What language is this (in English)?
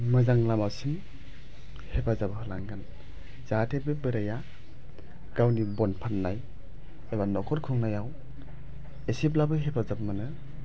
Bodo